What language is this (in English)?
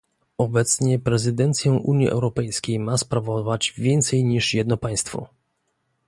Polish